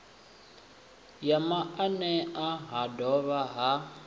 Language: Venda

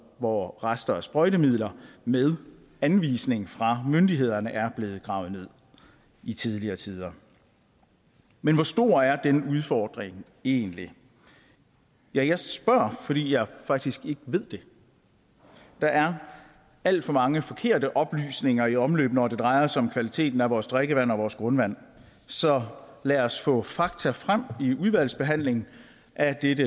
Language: Danish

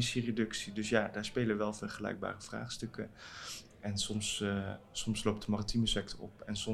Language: Dutch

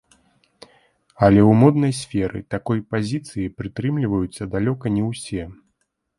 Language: Belarusian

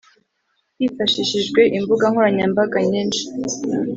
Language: Kinyarwanda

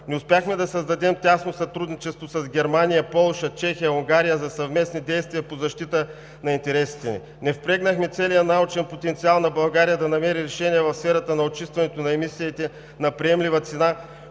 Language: Bulgarian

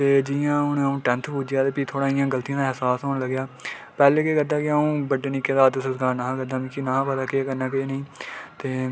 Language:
Dogri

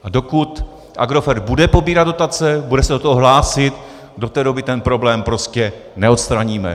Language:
Czech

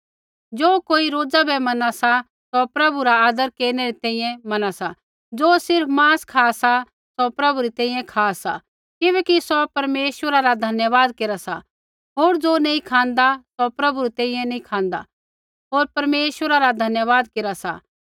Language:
Kullu Pahari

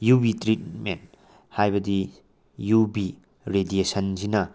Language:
Manipuri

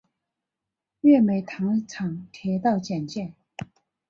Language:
Chinese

